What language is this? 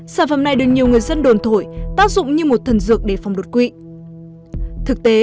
Vietnamese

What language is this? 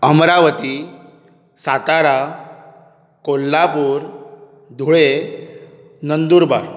Konkani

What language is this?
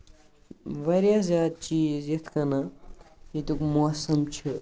Kashmiri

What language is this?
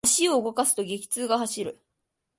Japanese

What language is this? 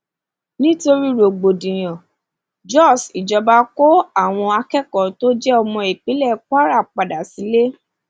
Yoruba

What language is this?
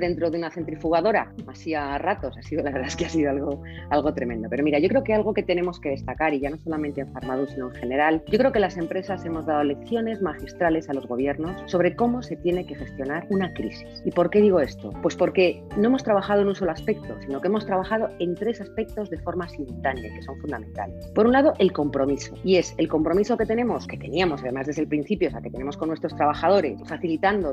Spanish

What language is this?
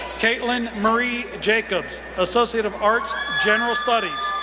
English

